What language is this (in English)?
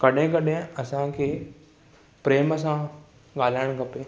Sindhi